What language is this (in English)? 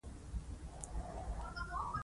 Pashto